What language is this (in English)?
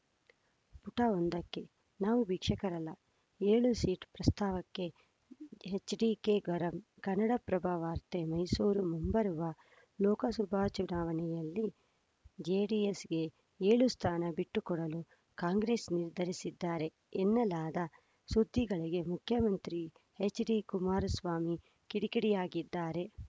Kannada